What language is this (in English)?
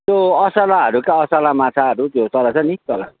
Nepali